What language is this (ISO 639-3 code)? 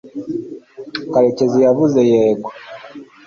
kin